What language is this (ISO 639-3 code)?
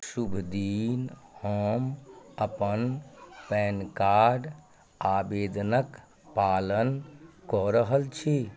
mai